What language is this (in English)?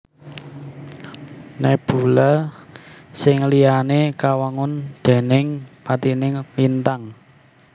Javanese